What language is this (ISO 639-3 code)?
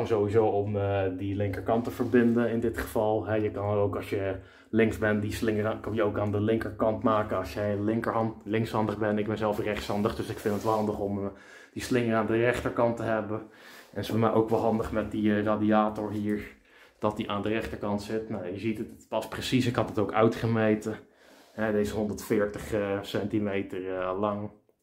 nld